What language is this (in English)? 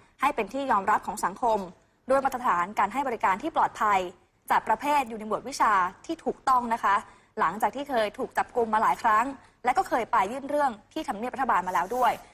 Thai